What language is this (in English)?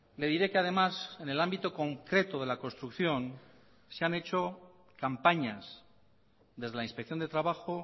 Spanish